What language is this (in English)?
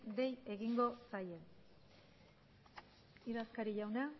Basque